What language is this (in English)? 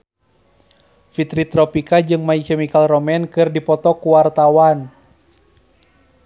Sundanese